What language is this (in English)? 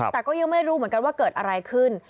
Thai